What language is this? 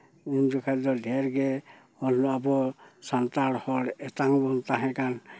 Santali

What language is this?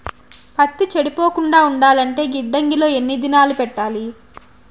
Telugu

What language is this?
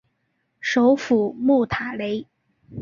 Chinese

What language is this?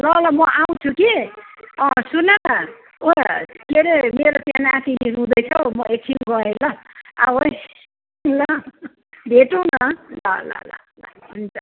Nepali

